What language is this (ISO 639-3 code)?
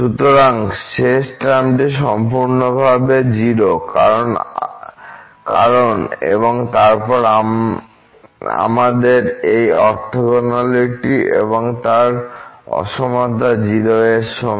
ben